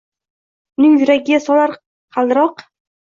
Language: Uzbek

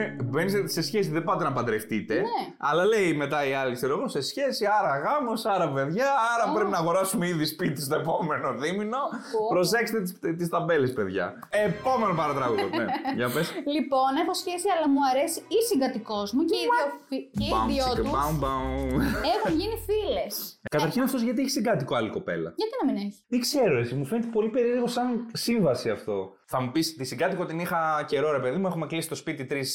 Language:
Greek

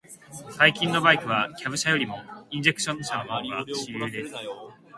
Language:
Japanese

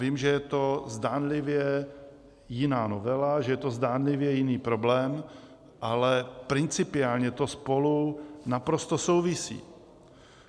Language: Czech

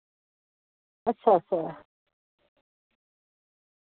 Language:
Dogri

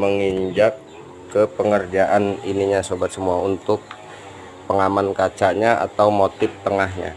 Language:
Indonesian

